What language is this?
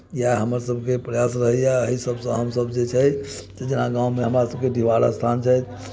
Maithili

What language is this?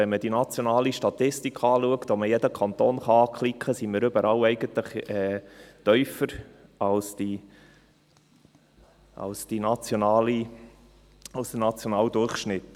Swiss German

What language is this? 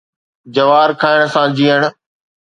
Sindhi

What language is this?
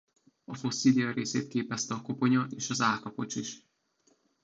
Hungarian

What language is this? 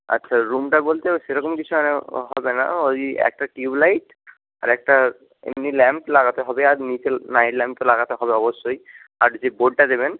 Bangla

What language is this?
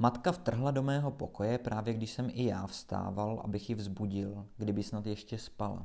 Czech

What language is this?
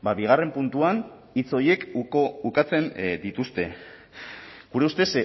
Basque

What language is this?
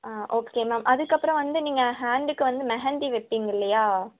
Tamil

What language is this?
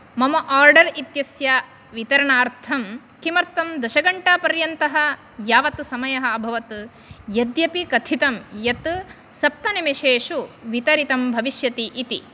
Sanskrit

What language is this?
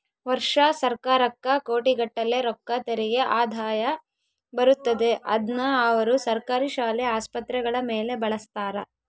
Kannada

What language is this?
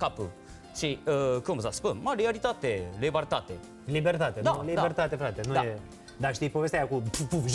Romanian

